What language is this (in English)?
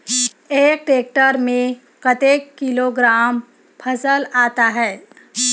Chhattisgarhi